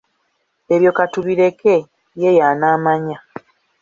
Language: Ganda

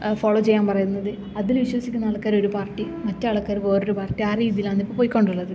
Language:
Malayalam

